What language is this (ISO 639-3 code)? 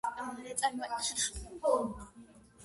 kat